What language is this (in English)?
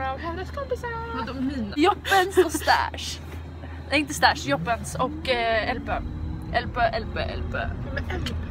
Swedish